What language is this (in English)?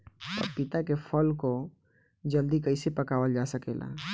Bhojpuri